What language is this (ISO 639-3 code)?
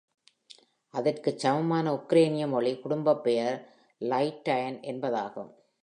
tam